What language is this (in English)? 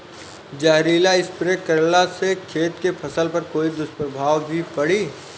Bhojpuri